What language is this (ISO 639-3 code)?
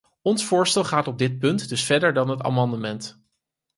nld